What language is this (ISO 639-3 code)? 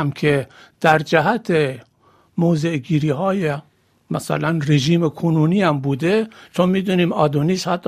fas